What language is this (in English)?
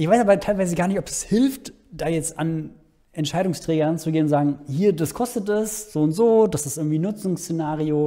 German